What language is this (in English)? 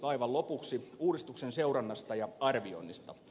Finnish